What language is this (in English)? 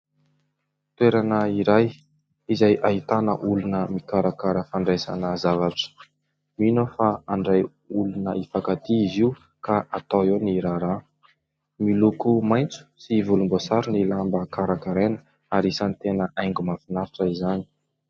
Malagasy